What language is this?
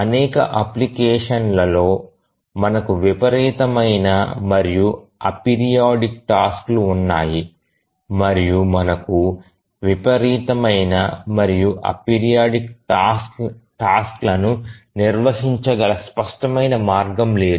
Telugu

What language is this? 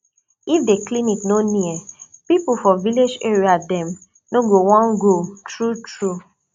Nigerian Pidgin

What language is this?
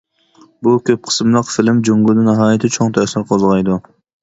Uyghur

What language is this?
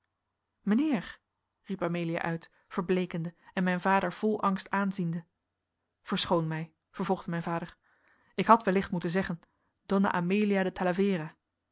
Dutch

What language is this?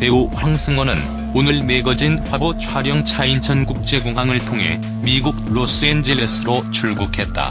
Korean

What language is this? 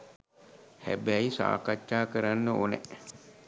Sinhala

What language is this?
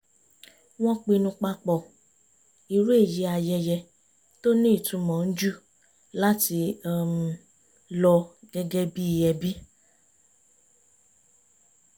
Yoruba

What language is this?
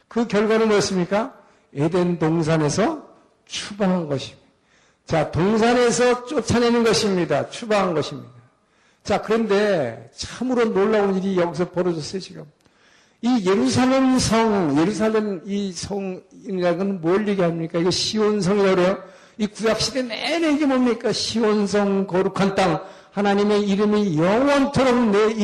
Korean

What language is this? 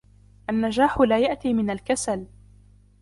Arabic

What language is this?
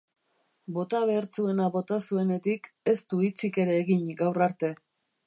Basque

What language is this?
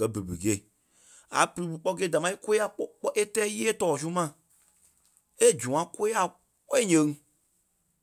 Kpelle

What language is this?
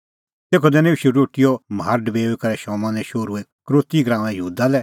Kullu Pahari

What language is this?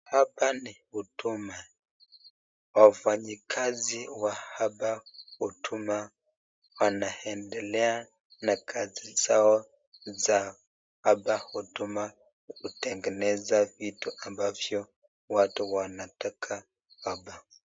Swahili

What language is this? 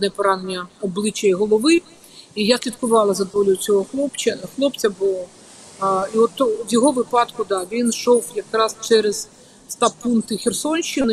Ukrainian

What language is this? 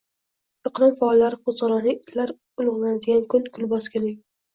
Uzbek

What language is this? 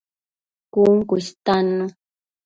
Matsés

